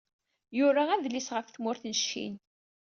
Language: Kabyle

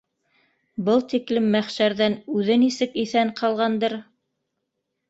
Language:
Bashkir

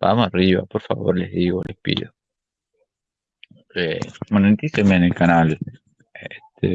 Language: Spanish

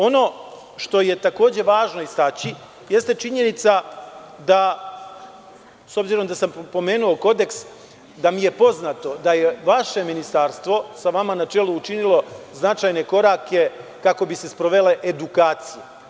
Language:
Serbian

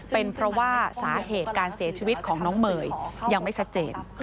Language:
Thai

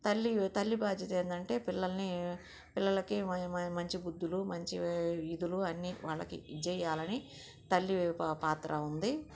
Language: Telugu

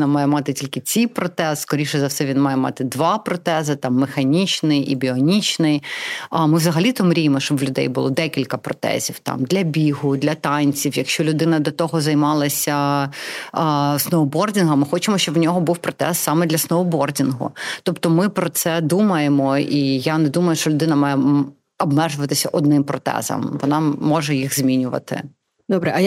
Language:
Ukrainian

